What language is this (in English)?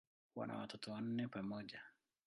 Swahili